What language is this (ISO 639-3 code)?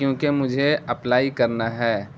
urd